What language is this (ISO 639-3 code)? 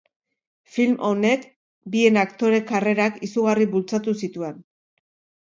eus